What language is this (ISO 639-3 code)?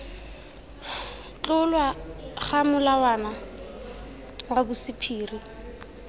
tsn